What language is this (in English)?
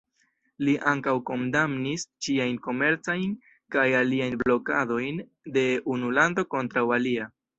Esperanto